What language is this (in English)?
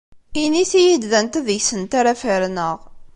Kabyle